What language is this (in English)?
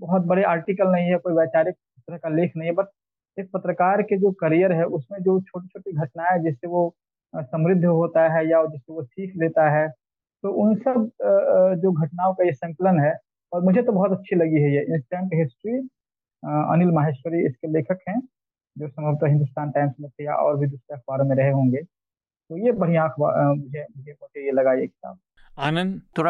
Hindi